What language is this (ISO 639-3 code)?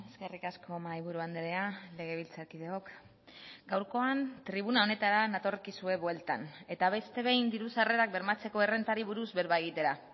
eus